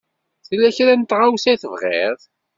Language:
Kabyle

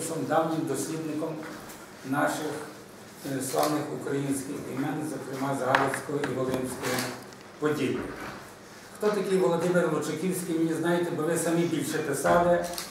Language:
Ukrainian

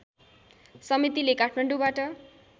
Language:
Nepali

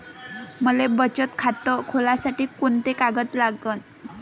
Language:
Marathi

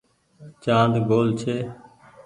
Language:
Goaria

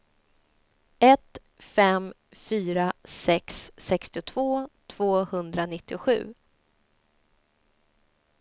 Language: Swedish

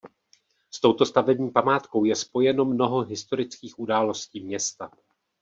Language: Czech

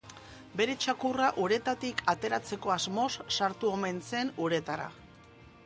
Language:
Basque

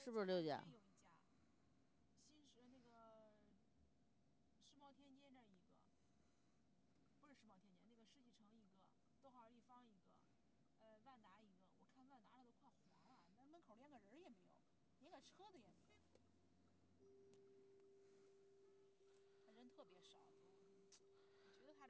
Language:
Chinese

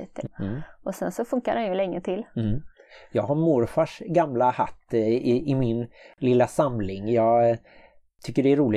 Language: Swedish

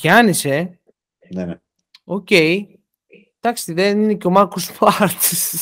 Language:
Greek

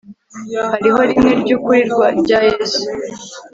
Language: Kinyarwanda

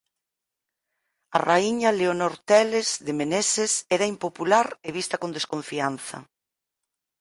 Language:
Galician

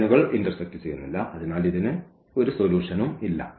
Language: Malayalam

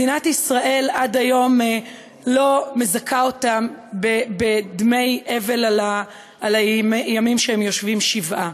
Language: Hebrew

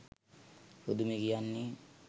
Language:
Sinhala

